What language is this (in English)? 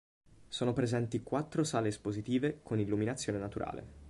Italian